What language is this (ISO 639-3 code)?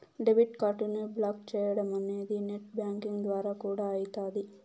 tel